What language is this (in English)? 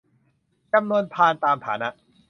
Thai